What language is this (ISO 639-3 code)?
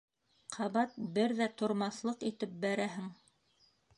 bak